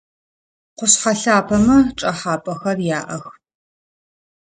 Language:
Adyghe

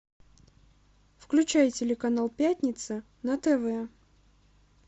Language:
Russian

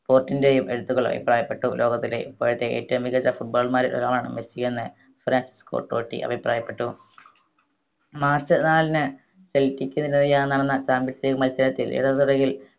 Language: Malayalam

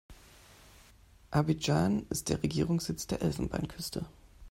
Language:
German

